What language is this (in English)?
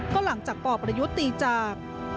Thai